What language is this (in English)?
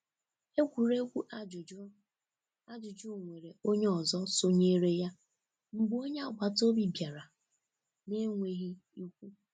Igbo